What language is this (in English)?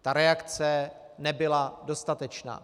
Czech